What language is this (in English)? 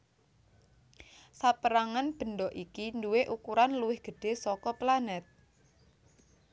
Javanese